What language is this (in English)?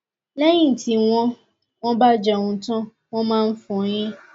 Yoruba